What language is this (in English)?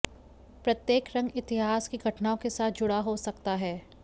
Hindi